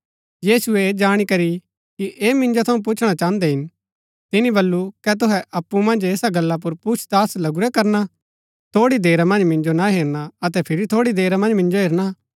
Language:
Gaddi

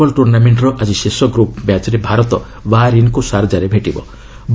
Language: Odia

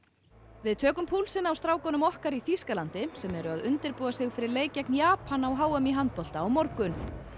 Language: Icelandic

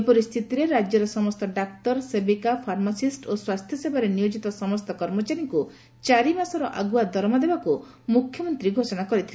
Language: Odia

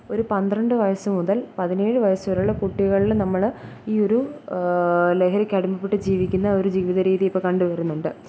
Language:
Malayalam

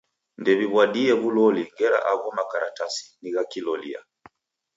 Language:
Taita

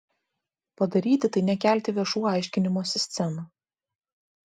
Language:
Lithuanian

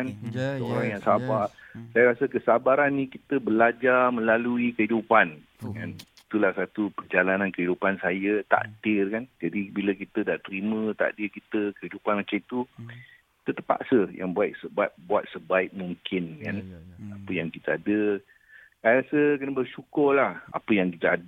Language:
Malay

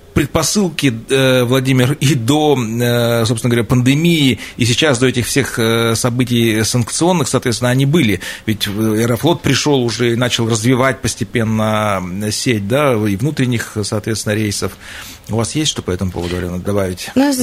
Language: Russian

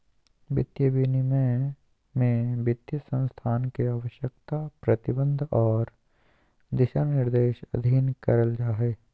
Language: Magahi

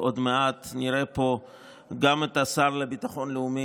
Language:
Hebrew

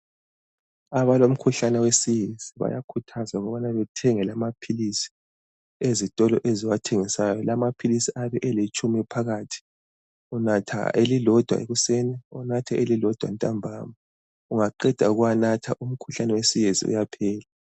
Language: North Ndebele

